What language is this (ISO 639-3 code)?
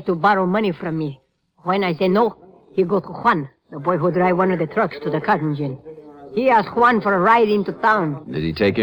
eng